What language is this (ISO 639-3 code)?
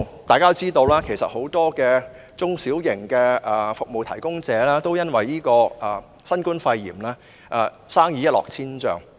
yue